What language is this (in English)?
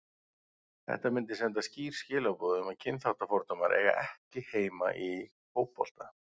Icelandic